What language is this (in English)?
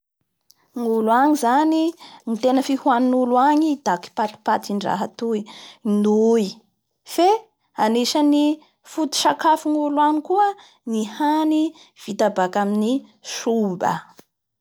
Bara Malagasy